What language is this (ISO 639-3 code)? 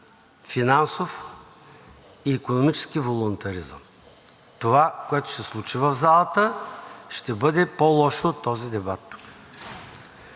bul